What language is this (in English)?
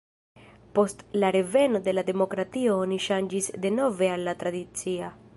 Esperanto